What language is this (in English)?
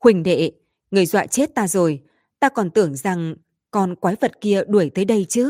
Vietnamese